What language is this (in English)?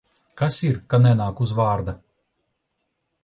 Latvian